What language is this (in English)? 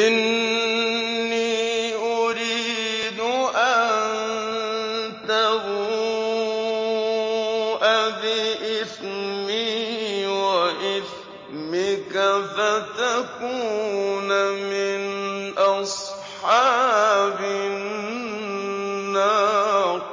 Arabic